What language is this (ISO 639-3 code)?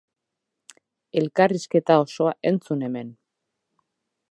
eus